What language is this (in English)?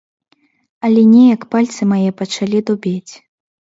Belarusian